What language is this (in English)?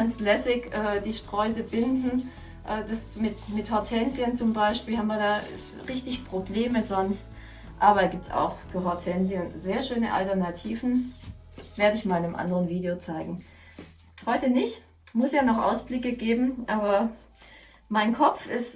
German